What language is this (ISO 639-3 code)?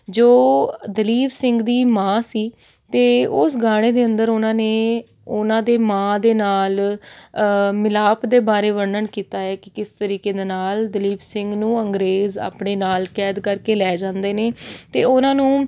pan